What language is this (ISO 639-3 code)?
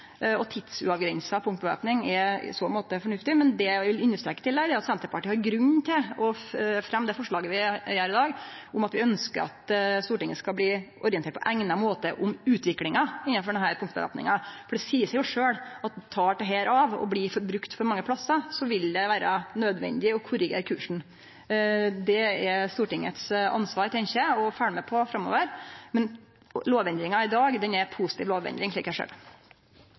nno